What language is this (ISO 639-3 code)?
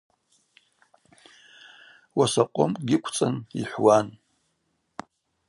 abq